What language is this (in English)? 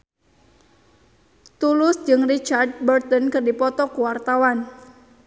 Sundanese